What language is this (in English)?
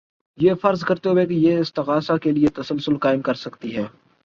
Urdu